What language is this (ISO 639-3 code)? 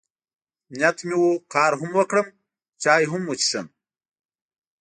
pus